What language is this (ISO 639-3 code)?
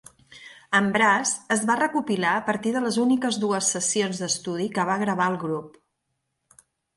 cat